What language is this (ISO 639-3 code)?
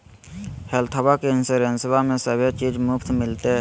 mag